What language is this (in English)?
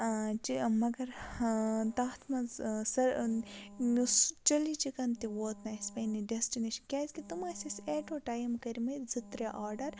Kashmiri